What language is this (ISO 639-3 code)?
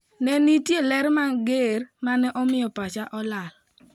luo